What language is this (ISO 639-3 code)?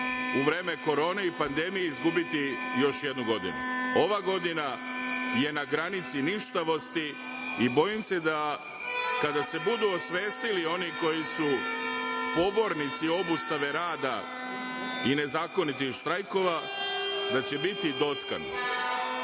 srp